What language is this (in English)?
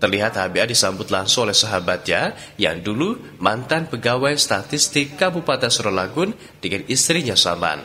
Indonesian